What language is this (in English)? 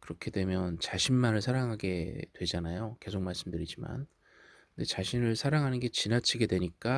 Korean